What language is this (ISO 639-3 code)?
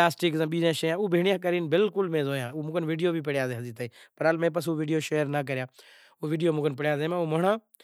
gjk